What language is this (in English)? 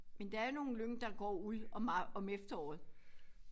Danish